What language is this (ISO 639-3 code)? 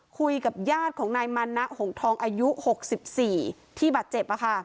tha